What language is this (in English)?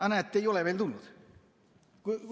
Estonian